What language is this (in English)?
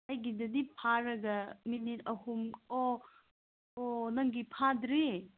Manipuri